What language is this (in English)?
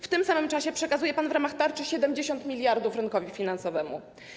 Polish